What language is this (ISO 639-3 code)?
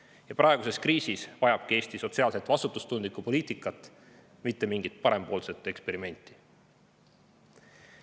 est